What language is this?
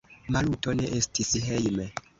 Esperanto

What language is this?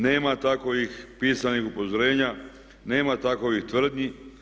Croatian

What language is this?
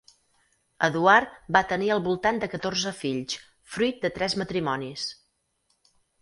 Catalan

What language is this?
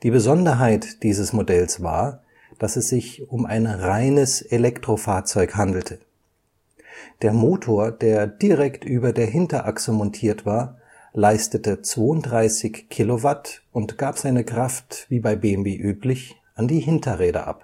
German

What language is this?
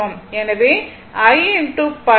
Tamil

